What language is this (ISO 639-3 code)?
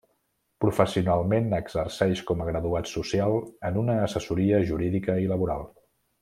cat